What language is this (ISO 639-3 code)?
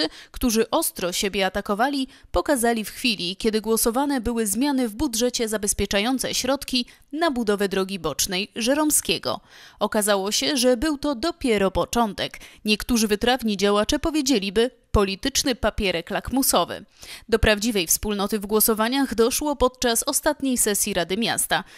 pol